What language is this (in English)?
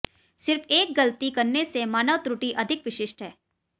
Hindi